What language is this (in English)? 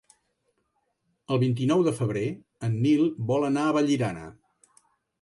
Catalan